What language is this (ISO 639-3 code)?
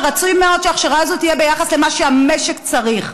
heb